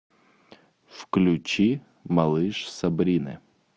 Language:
Russian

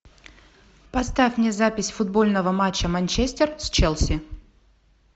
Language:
Russian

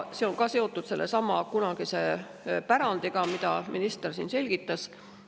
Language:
Estonian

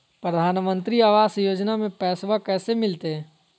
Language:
Magahi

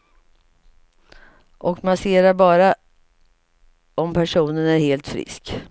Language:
Swedish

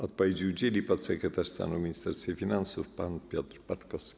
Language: Polish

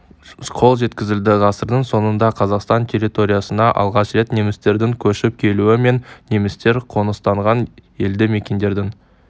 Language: Kazakh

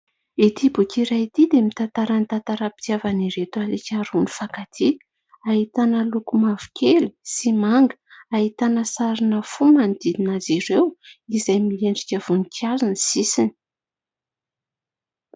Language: Malagasy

